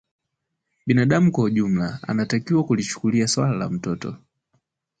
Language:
Swahili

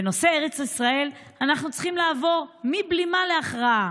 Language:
Hebrew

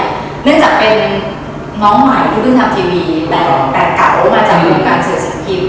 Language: Thai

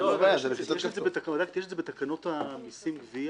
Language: Hebrew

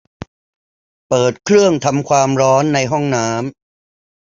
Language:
Thai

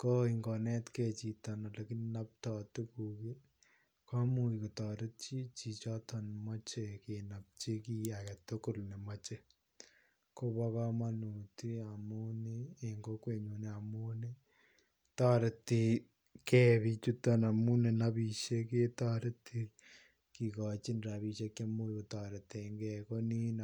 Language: Kalenjin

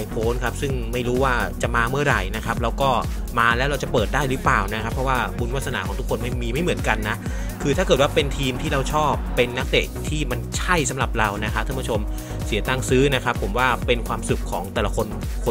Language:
Thai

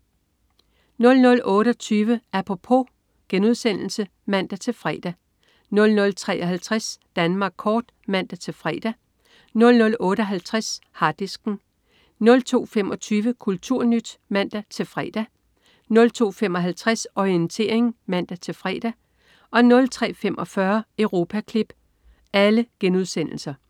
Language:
Danish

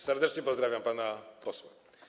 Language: Polish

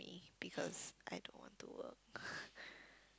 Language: English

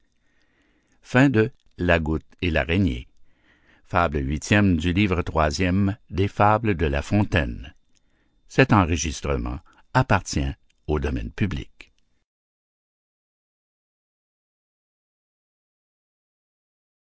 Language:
French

